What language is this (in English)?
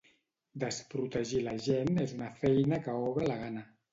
Catalan